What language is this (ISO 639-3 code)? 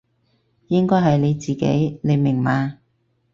yue